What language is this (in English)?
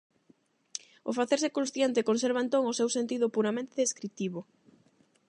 Galician